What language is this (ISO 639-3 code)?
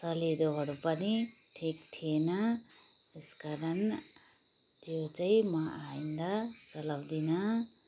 nep